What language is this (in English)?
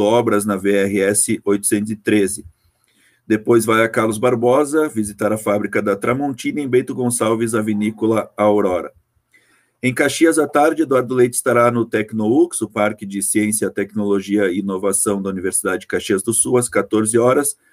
Portuguese